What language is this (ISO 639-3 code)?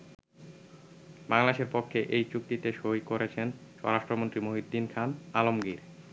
ben